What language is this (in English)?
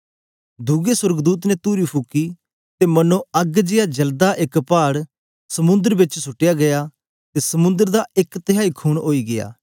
Dogri